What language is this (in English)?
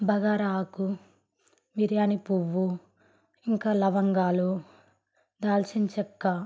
Telugu